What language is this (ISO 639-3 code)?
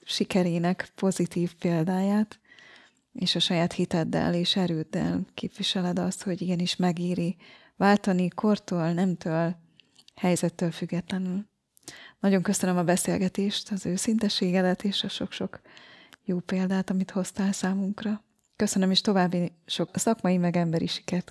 hun